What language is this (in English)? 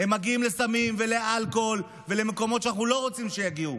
Hebrew